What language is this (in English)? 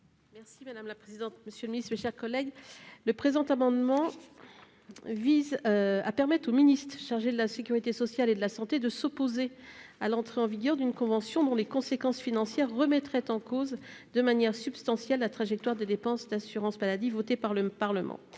French